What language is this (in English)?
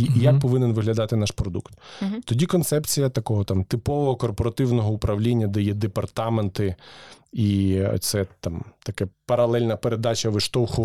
Ukrainian